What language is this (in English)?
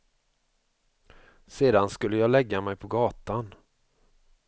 Swedish